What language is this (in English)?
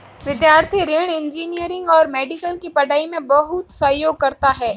Hindi